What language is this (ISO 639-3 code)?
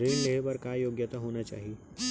hne